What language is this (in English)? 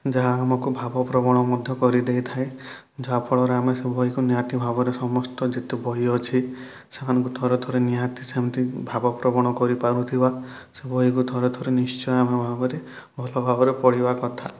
Odia